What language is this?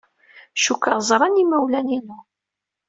Kabyle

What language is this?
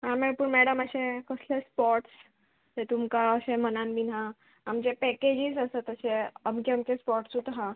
Konkani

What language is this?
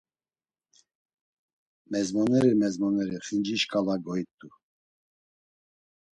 Laz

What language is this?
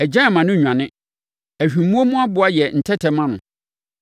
Akan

